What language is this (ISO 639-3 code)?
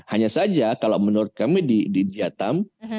ind